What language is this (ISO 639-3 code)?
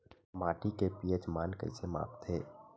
hne